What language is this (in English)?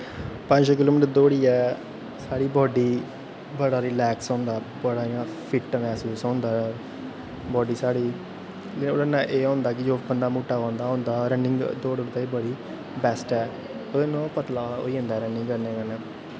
Dogri